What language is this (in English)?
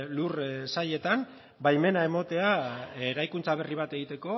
Basque